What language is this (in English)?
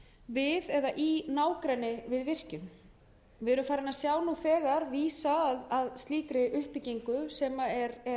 Icelandic